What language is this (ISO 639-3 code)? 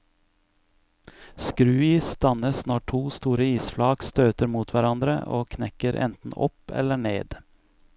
nor